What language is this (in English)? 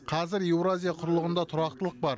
Kazakh